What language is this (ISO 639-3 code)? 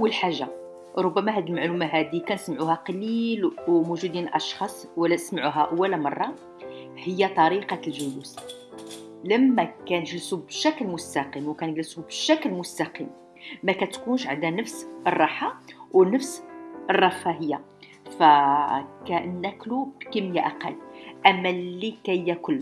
ara